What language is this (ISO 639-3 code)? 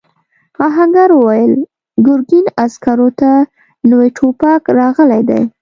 pus